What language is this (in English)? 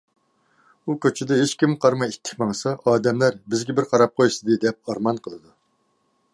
Uyghur